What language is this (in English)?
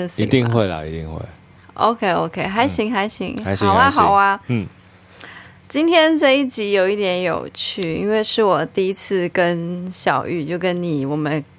Chinese